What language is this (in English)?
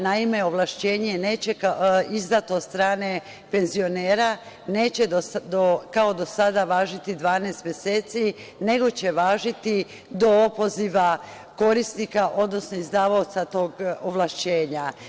Serbian